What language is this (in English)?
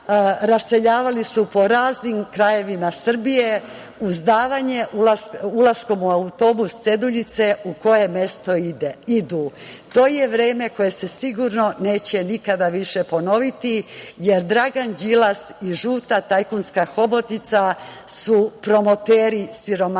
Serbian